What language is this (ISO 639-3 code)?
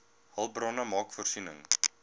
afr